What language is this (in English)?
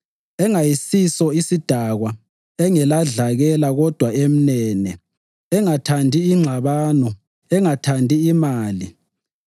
North Ndebele